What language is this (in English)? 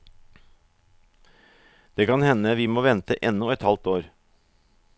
Norwegian